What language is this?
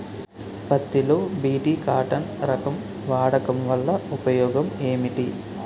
Telugu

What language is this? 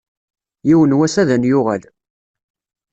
Kabyle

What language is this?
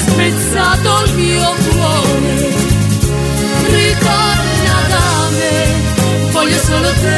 Italian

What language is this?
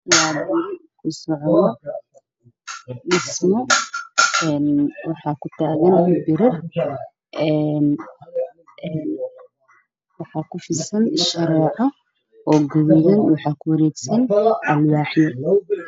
Somali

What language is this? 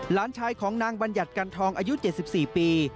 Thai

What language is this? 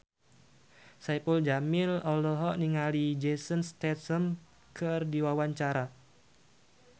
Sundanese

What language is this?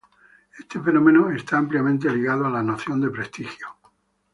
Spanish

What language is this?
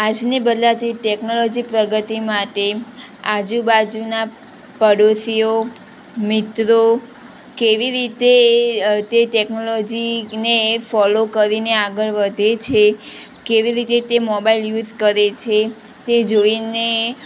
Gujarati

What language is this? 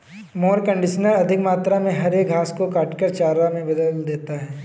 Hindi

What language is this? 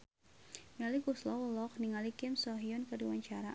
Sundanese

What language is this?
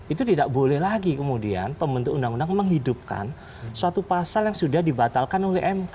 Indonesian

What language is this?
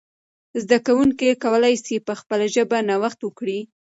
Pashto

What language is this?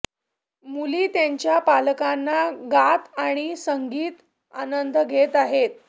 Marathi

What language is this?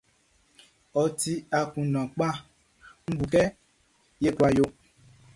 Baoulé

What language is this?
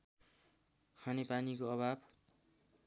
Nepali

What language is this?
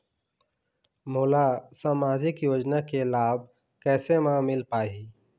Chhattisgarhi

